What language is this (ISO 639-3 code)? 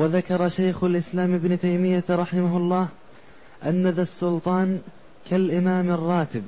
ara